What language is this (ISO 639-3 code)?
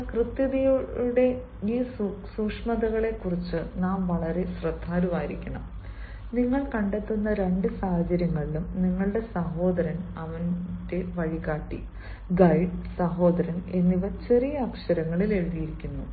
mal